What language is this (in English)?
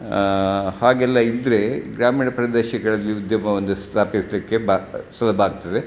Kannada